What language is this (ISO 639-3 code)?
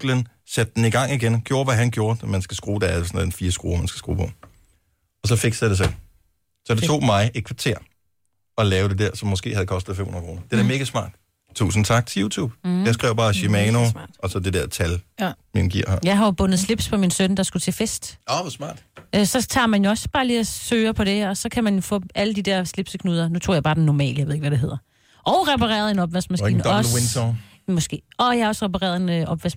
dan